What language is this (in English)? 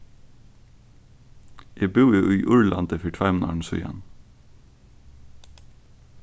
Faroese